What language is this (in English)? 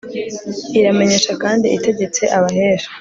Kinyarwanda